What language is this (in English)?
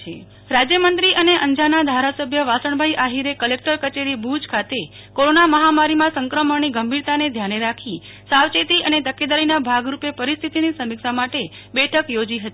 Gujarati